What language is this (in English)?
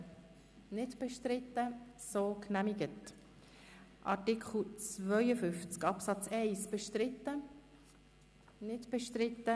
Swiss German